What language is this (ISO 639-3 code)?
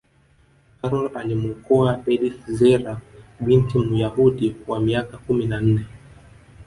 swa